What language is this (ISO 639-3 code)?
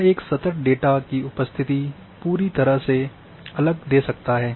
hin